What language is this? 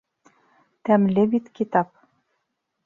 Bashkir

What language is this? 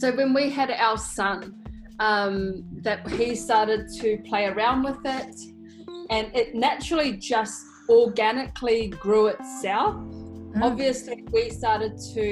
English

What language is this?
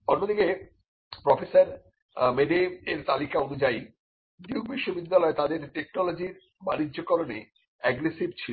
Bangla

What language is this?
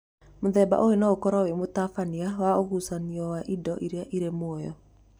Kikuyu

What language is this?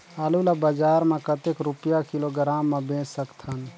Chhattisgarhi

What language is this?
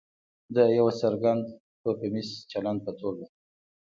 Pashto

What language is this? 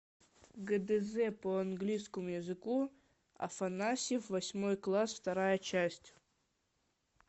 Russian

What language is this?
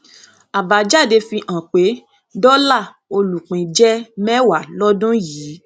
Yoruba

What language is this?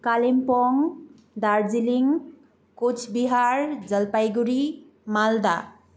Nepali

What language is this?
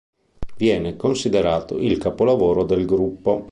Italian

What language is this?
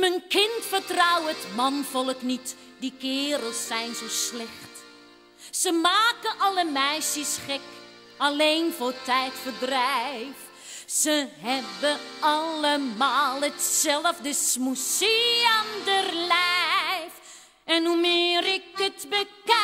Dutch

